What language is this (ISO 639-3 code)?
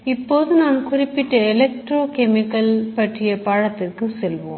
tam